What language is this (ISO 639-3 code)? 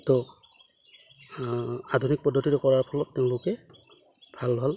asm